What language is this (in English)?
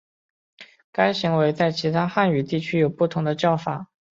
Chinese